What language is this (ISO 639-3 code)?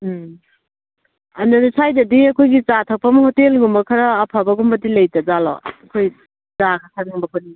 mni